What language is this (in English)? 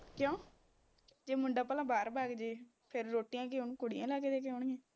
Punjabi